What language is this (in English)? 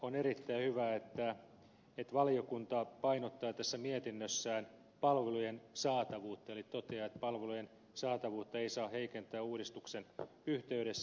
Finnish